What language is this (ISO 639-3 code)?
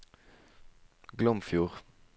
nor